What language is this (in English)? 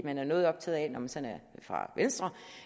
Danish